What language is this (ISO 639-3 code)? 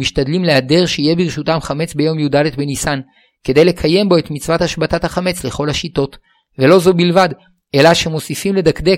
heb